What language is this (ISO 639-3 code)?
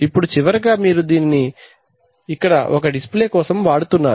tel